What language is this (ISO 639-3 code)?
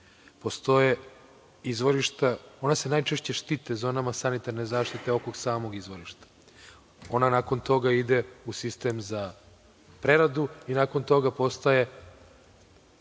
srp